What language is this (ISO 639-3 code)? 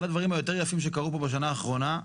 heb